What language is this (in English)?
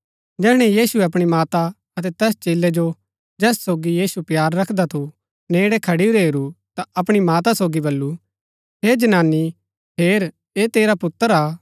Gaddi